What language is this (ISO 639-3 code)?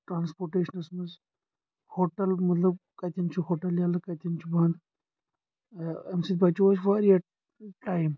kas